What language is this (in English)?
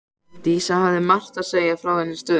Icelandic